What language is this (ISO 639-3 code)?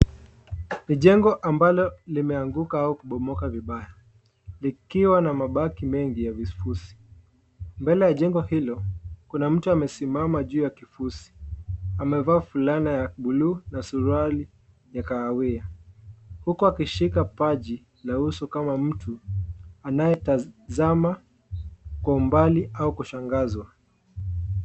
swa